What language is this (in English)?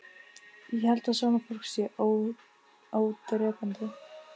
Icelandic